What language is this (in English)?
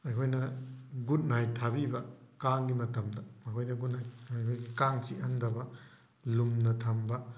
Manipuri